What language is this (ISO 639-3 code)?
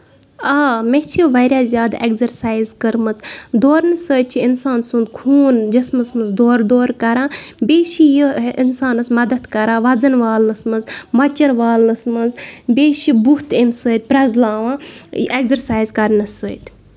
kas